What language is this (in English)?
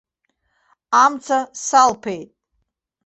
Abkhazian